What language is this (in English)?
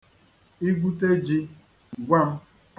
Igbo